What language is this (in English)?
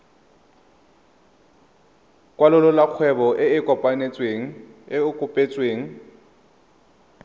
Tswana